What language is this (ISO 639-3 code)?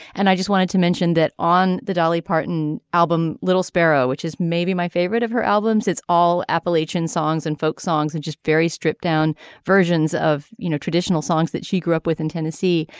eng